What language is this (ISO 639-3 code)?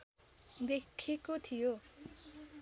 nep